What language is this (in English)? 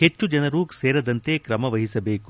Kannada